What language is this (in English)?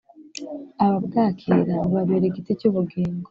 Kinyarwanda